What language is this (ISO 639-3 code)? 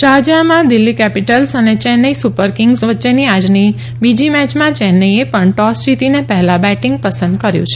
guj